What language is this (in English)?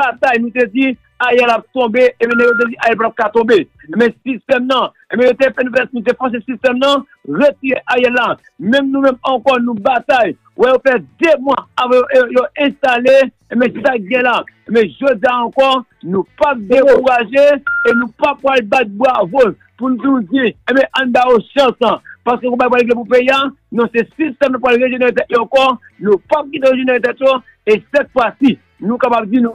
French